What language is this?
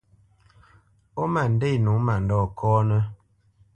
Bamenyam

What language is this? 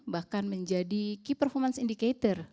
Indonesian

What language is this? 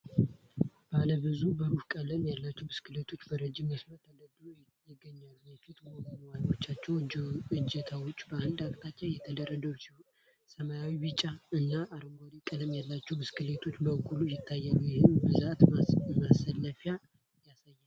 Amharic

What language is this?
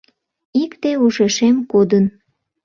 Mari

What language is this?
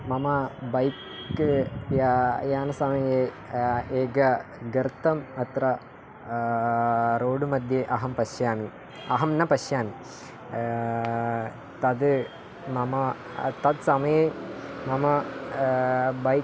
Sanskrit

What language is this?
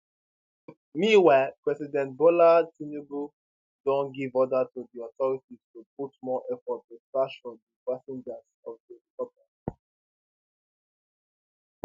Nigerian Pidgin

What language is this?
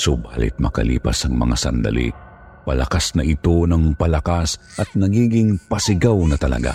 Filipino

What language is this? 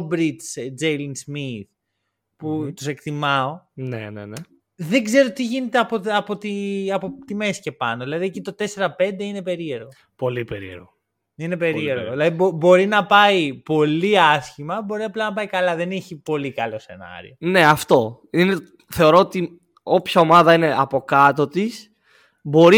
Greek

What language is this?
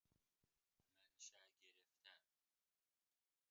Persian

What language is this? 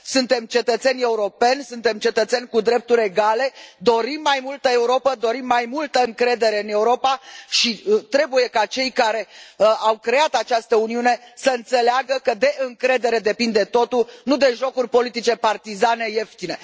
Romanian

